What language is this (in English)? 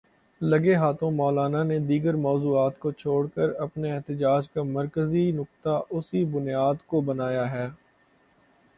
Urdu